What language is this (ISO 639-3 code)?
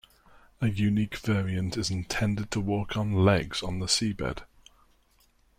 eng